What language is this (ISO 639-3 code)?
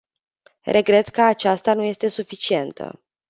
ron